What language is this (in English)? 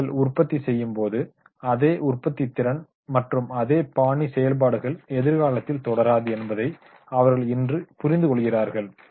Tamil